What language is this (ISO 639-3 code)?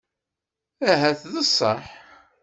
kab